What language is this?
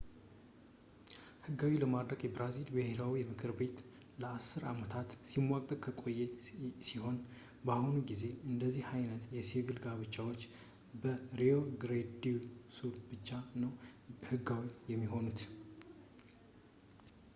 Amharic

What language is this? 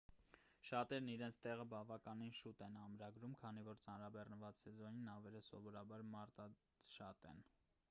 Armenian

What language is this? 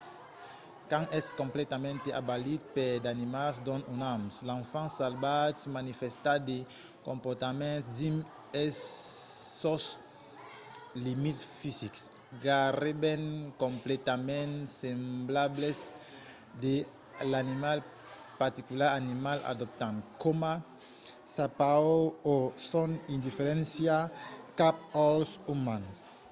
Occitan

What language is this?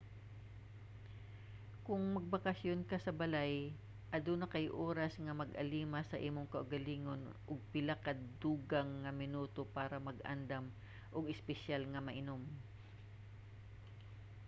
Cebuano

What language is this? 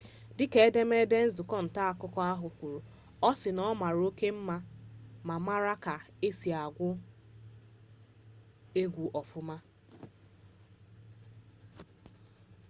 Igbo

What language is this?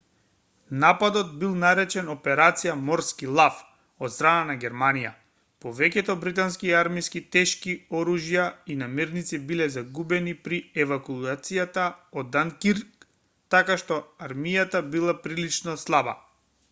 Macedonian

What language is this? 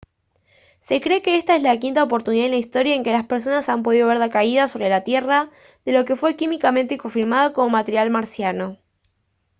Spanish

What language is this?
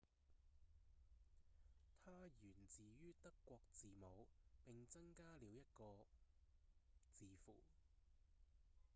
Cantonese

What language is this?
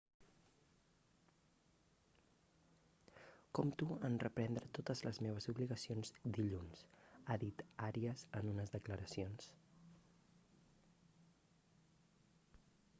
Catalan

